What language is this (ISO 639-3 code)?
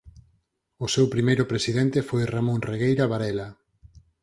glg